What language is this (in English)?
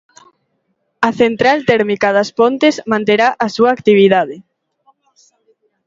Galician